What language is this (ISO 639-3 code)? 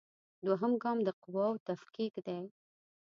pus